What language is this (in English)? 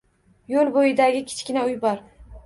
Uzbek